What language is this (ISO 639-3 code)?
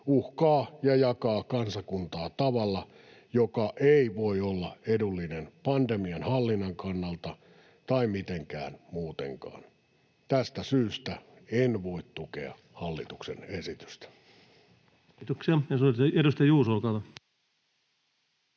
fin